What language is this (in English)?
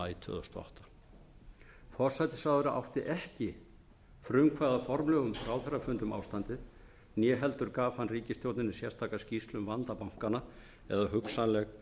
Icelandic